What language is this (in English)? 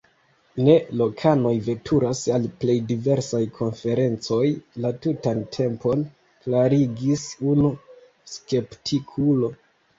Esperanto